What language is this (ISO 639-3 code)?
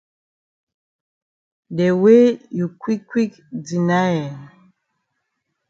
wes